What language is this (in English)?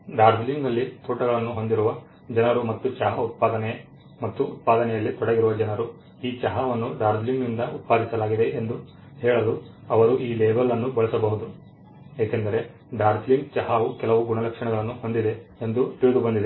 Kannada